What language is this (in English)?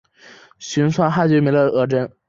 Chinese